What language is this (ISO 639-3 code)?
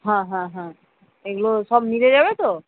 ben